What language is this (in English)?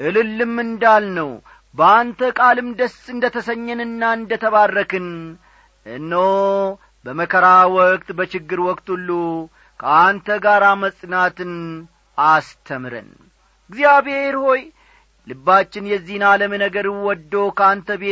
Amharic